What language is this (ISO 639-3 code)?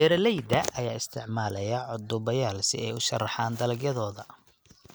som